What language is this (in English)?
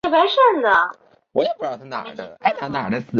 Chinese